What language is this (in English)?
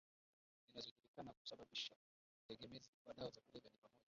Swahili